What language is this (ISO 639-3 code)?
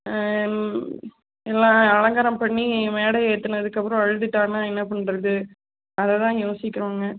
tam